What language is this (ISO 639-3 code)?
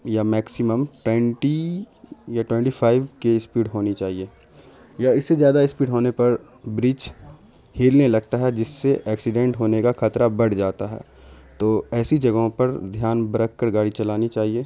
urd